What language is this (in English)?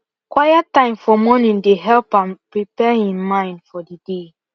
Nigerian Pidgin